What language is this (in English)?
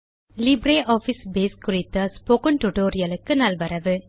Tamil